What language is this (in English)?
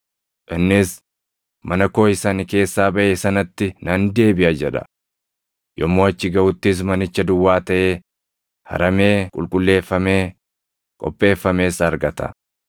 Oromo